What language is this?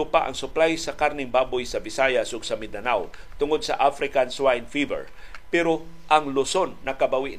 Filipino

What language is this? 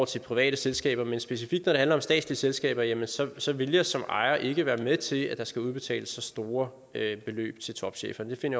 Danish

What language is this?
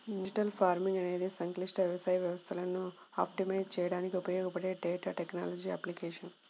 Telugu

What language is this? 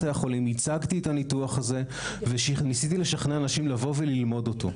Hebrew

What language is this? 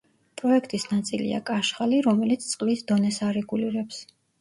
Georgian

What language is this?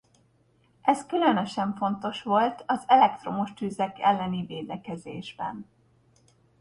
Hungarian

